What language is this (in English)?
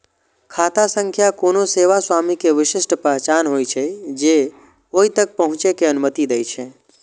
Maithili